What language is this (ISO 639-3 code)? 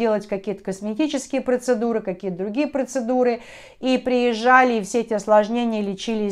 rus